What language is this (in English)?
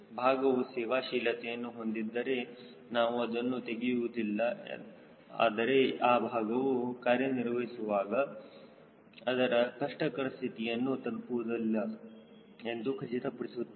Kannada